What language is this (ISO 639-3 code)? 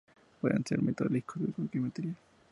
spa